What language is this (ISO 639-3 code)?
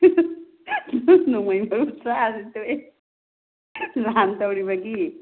mni